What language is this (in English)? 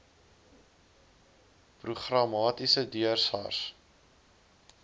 Afrikaans